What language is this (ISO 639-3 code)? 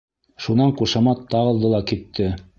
bak